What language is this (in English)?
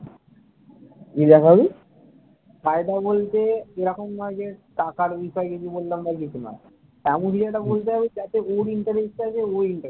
Bangla